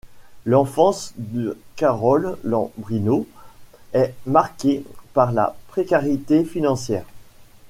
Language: French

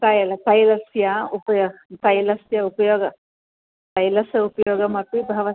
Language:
Sanskrit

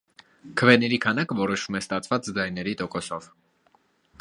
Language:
Armenian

